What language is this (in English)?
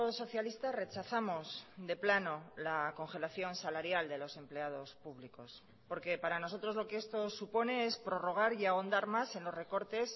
Spanish